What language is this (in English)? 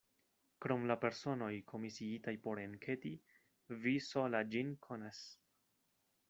Esperanto